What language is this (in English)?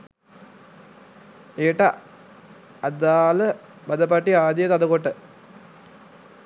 Sinhala